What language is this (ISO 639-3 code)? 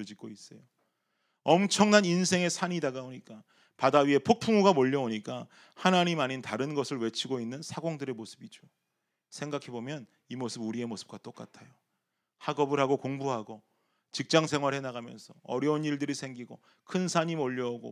kor